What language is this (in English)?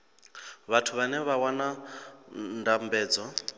Venda